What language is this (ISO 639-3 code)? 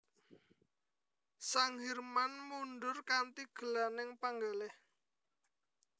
jav